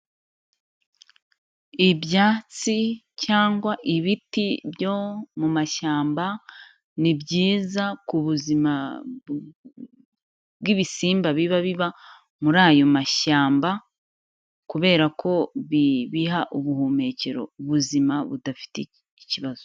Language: Kinyarwanda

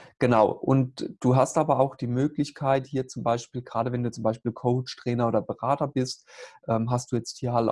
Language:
German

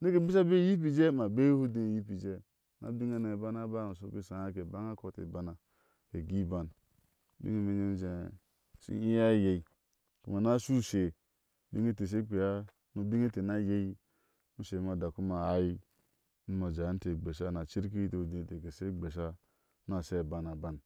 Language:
Ashe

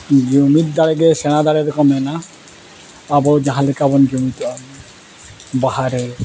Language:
Santali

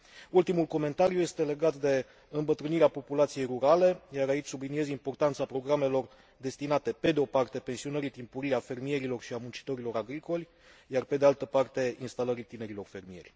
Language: Romanian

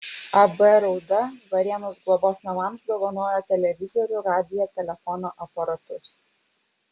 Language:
Lithuanian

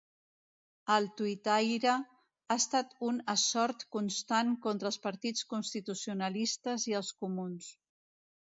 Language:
Catalan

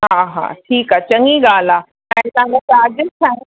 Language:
Sindhi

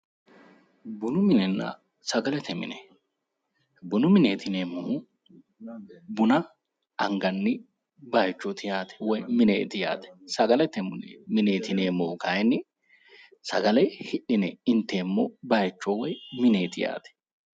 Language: Sidamo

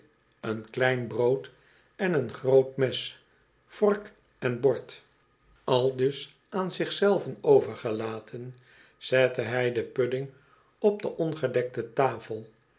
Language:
Dutch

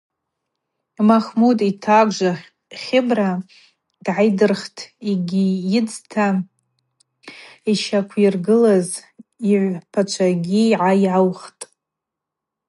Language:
Abaza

